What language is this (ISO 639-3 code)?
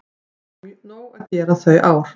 isl